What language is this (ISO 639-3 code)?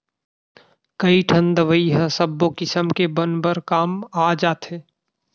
hne